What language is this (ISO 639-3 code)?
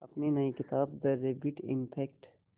hin